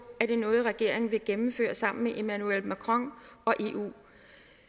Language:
Danish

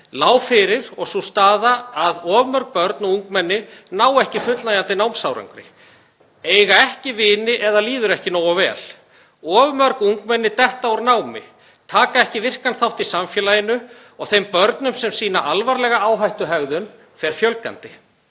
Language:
Icelandic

